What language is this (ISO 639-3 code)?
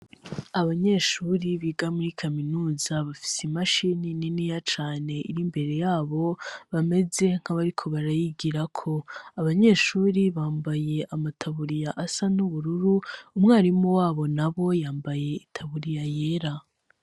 run